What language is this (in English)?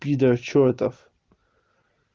Russian